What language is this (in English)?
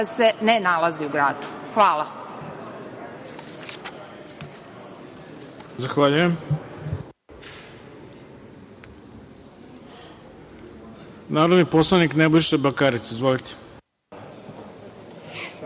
Serbian